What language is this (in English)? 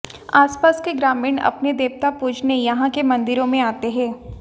Hindi